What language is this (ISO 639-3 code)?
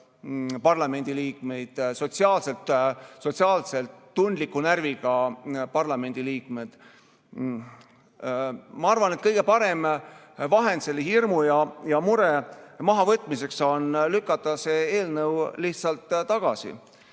est